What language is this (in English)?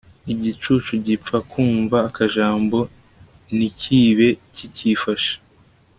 Kinyarwanda